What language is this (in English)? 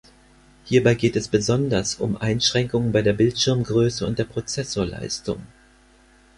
German